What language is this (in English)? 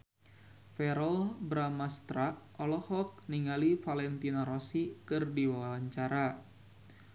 Sundanese